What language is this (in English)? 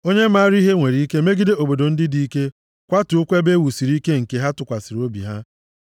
Igbo